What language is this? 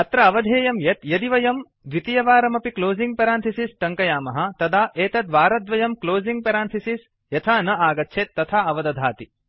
Sanskrit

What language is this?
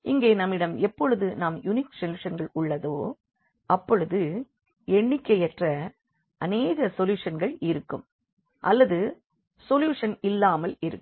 Tamil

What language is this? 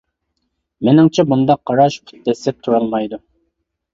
Uyghur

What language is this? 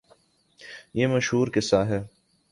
Urdu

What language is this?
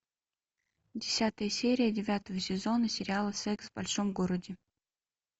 Russian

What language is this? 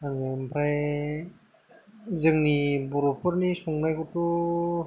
Bodo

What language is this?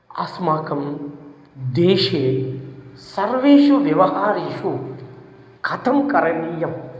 Sanskrit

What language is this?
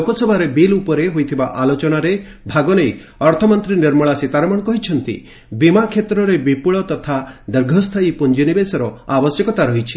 Odia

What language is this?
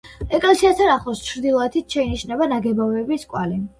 Georgian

